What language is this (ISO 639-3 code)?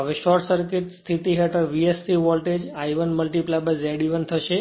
guj